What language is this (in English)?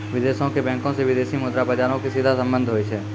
Maithili